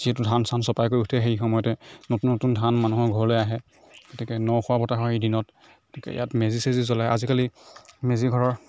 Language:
Assamese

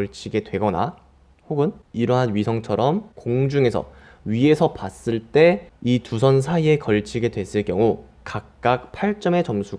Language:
Korean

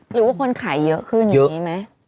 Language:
Thai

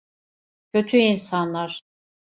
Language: Turkish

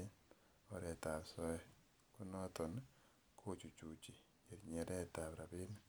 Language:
Kalenjin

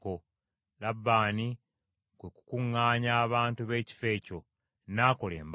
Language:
Ganda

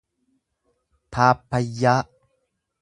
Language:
Oromo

